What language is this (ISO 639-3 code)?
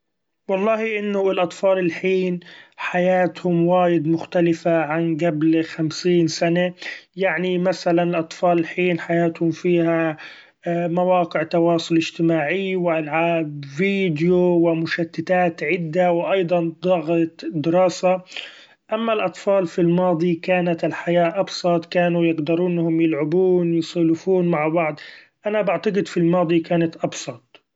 afb